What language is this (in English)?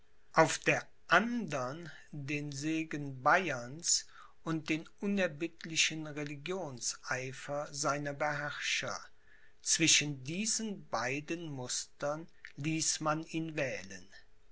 German